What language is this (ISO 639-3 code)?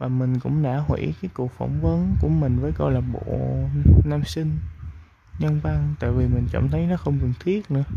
vie